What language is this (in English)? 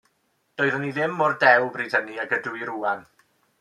Welsh